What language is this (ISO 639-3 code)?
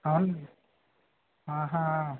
tel